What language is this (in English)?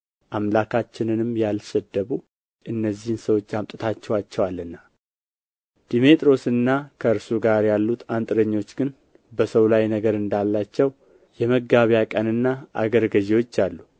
Amharic